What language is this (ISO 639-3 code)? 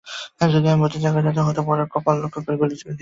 ben